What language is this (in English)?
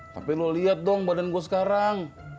Indonesian